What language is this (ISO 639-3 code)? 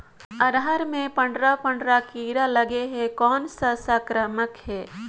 hne